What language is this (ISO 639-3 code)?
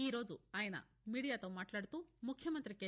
tel